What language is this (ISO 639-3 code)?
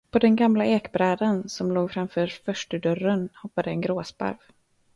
swe